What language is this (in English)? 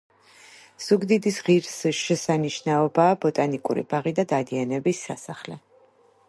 Georgian